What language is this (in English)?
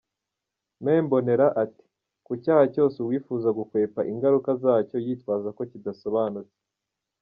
Kinyarwanda